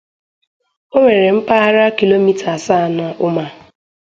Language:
Igbo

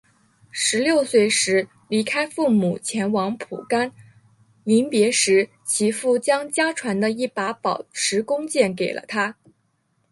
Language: Chinese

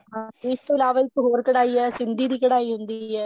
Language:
Punjabi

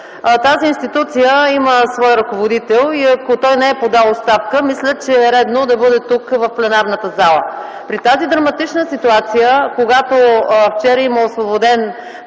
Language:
Bulgarian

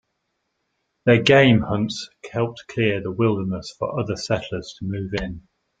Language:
English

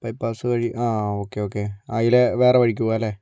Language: Malayalam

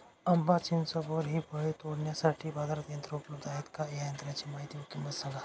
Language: Marathi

